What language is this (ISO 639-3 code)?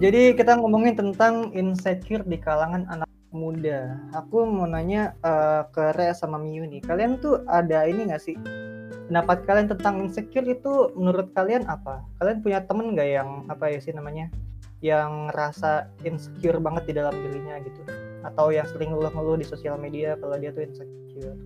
ind